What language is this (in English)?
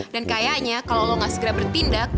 Indonesian